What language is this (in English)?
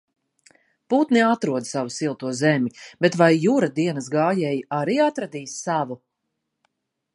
Latvian